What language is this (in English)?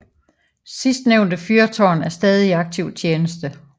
Danish